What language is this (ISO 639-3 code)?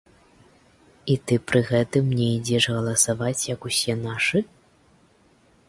bel